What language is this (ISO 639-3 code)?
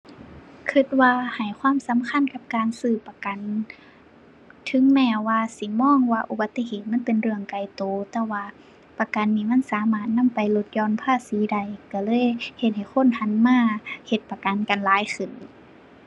tha